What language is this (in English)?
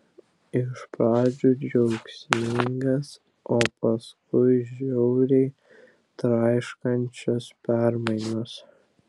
Lithuanian